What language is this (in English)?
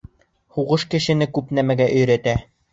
Bashkir